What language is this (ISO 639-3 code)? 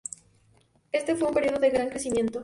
spa